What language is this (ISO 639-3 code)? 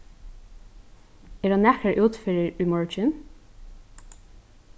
fao